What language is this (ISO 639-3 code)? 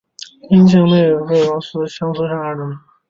zho